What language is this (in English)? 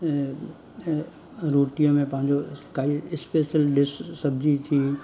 Sindhi